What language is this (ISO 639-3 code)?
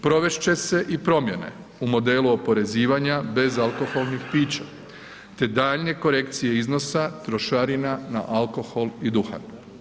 hrv